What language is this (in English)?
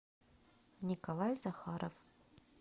Russian